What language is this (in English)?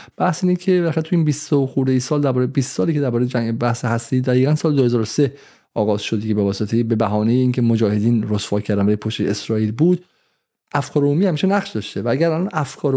Persian